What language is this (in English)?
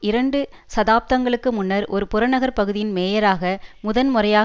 Tamil